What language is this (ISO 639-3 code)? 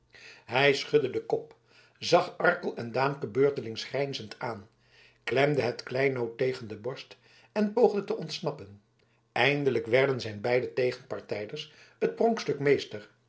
nld